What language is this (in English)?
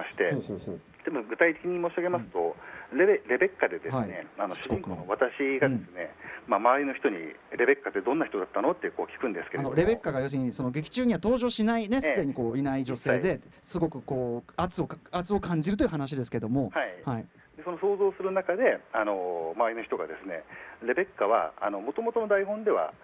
Japanese